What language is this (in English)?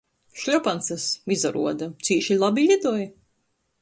Latgalian